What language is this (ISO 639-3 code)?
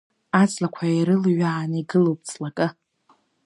abk